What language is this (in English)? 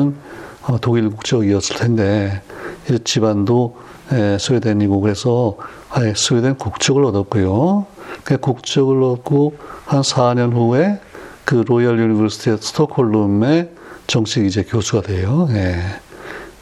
Korean